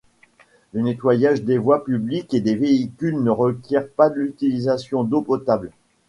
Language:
French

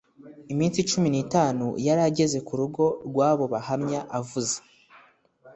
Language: Kinyarwanda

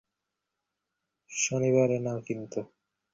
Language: Bangla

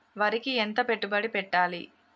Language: Telugu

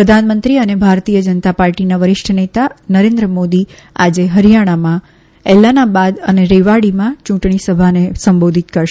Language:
Gujarati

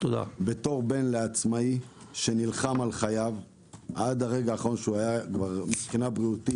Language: Hebrew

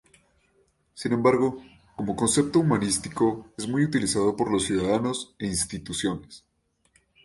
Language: Spanish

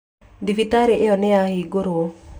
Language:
Kikuyu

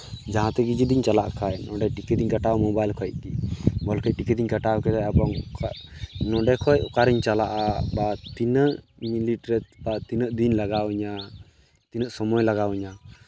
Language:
Santali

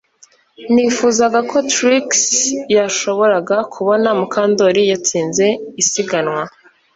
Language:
Kinyarwanda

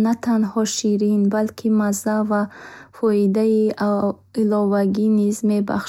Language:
Bukharic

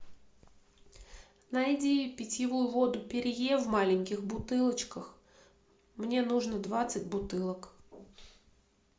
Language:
Russian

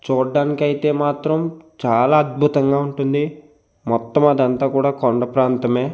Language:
Telugu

